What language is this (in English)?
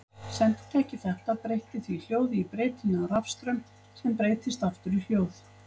Icelandic